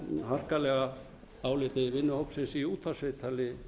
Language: Icelandic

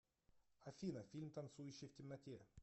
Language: Russian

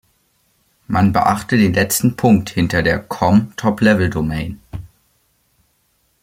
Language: German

